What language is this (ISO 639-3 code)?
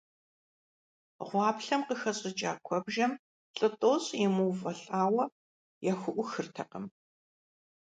kbd